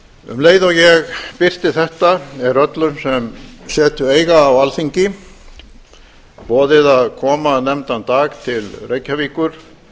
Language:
Icelandic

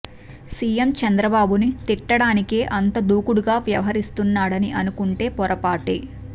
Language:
Telugu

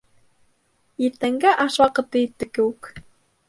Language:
Bashkir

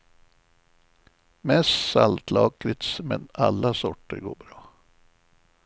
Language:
Swedish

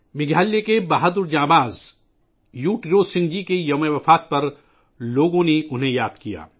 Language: Urdu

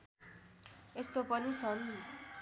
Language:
Nepali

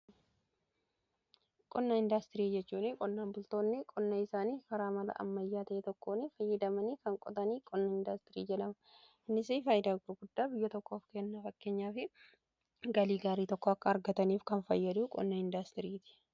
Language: Oromo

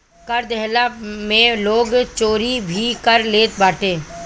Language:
Bhojpuri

